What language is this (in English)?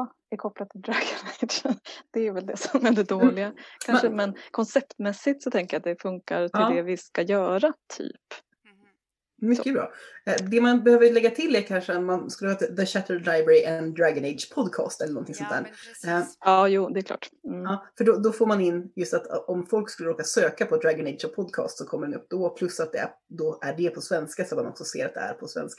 Swedish